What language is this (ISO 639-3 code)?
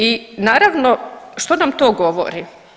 hrv